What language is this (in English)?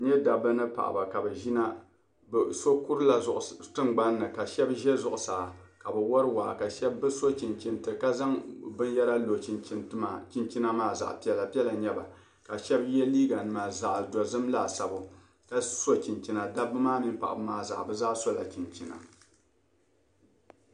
Dagbani